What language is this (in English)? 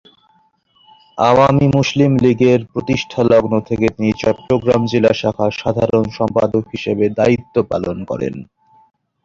Bangla